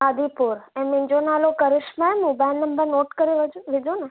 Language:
Sindhi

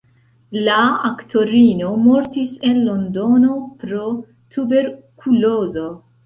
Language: Esperanto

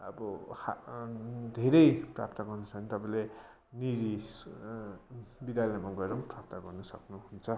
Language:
Nepali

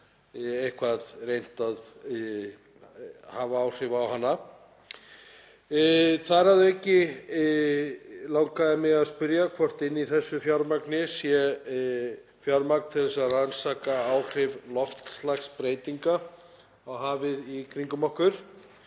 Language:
Icelandic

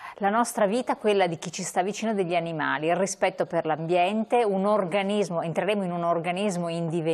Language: Italian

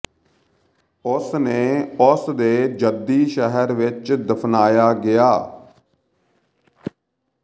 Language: Punjabi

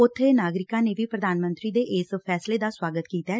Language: Punjabi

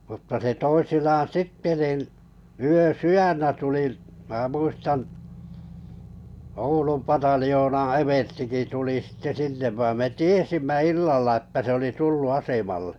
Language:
Finnish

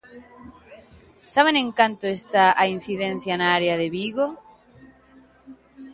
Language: Galician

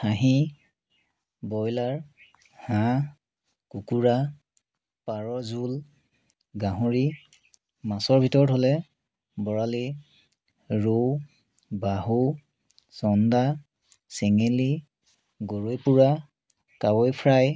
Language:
Assamese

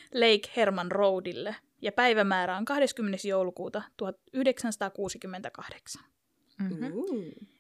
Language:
Finnish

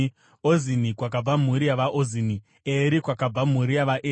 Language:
Shona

